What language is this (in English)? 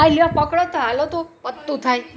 Gujarati